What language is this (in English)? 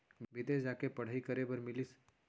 Chhattisgarhi